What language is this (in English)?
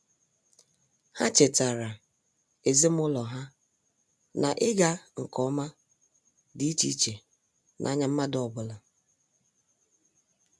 Igbo